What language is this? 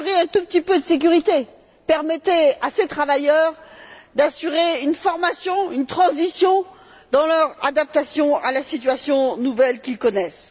French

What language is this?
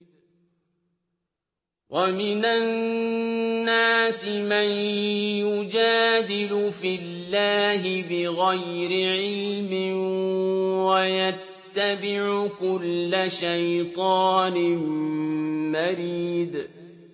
Arabic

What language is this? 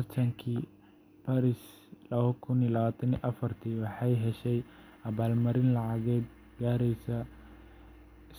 Somali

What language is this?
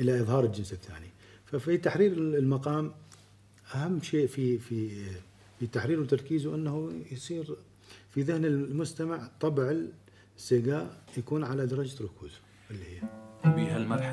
Arabic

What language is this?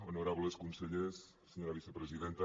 Catalan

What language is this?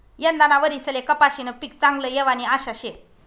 Marathi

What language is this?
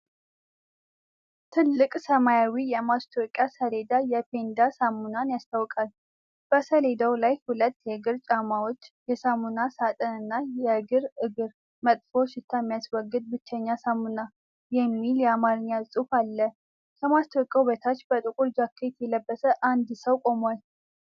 Amharic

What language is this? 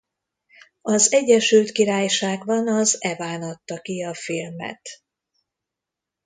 Hungarian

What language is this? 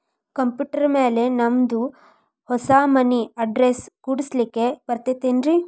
Kannada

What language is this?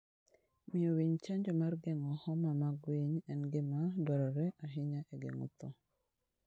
Luo (Kenya and Tanzania)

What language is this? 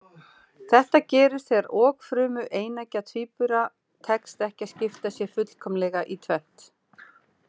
Icelandic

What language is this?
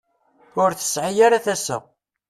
Kabyle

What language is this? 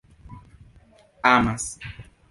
Esperanto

